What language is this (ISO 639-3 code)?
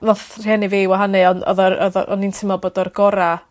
cym